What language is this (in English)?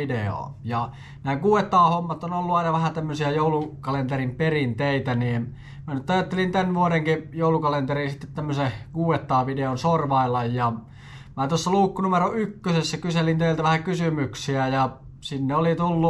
Finnish